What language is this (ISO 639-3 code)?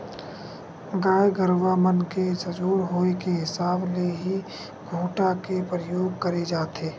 hne